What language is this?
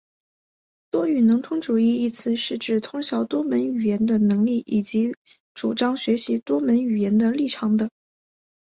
Chinese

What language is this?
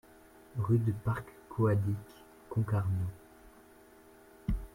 French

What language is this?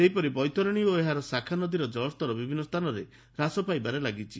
Odia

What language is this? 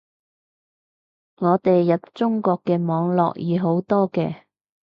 Cantonese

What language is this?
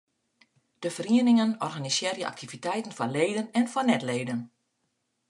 Western Frisian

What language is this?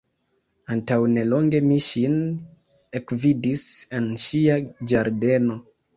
Esperanto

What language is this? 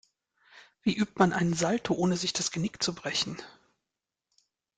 German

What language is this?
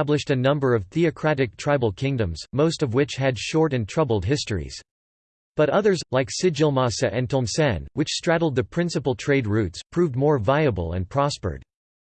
English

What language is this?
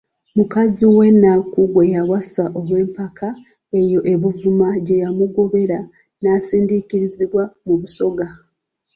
Ganda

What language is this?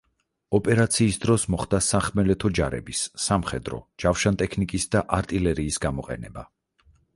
Georgian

